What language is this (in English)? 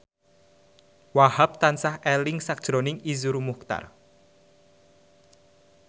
Javanese